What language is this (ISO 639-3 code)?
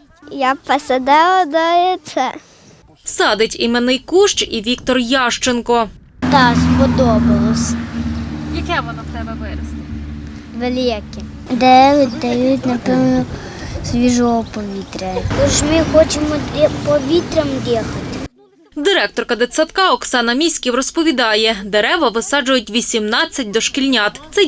ukr